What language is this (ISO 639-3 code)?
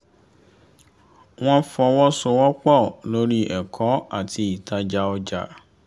yor